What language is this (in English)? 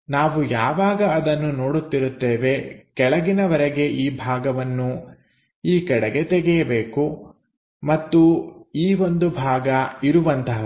Kannada